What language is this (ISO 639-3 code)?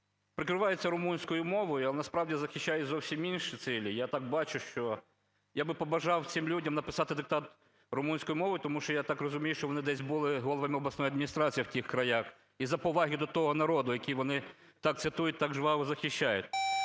ukr